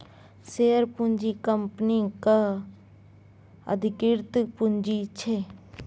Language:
Maithili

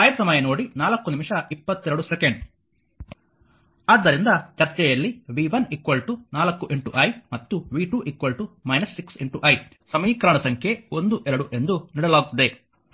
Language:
Kannada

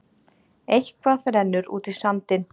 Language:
Icelandic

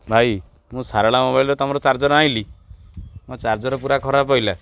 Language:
Odia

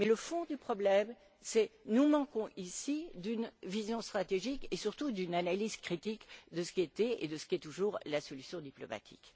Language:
French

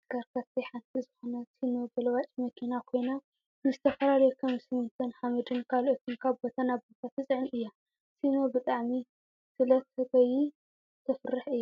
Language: Tigrinya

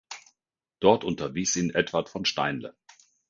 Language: German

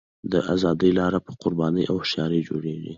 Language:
Pashto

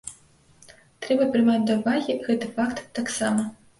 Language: Belarusian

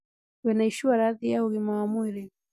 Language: Kikuyu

